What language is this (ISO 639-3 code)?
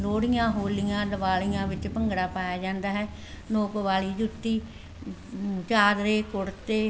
pan